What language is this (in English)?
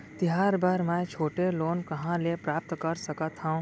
Chhattisgarhi